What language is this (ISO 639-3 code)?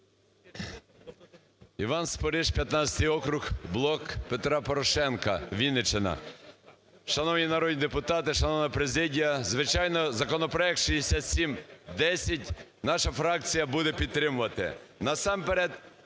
ukr